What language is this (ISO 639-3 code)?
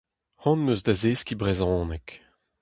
bre